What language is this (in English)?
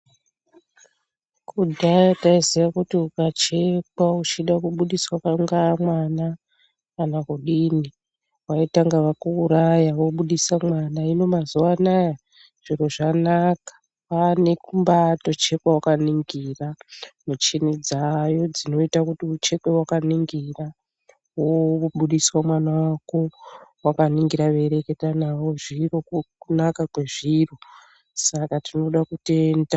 Ndau